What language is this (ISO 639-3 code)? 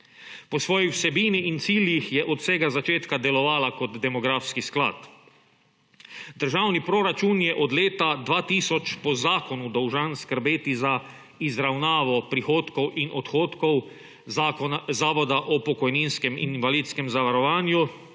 slv